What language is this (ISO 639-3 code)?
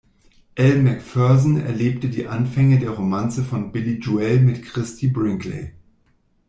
deu